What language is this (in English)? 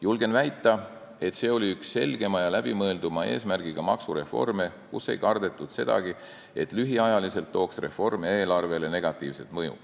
Estonian